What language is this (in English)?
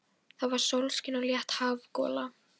Icelandic